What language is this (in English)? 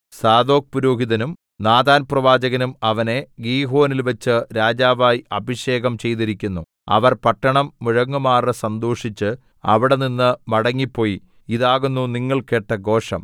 Malayalam